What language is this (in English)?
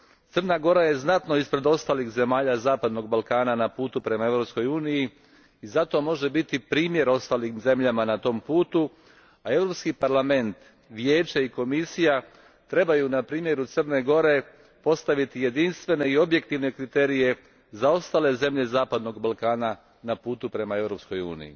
Croatian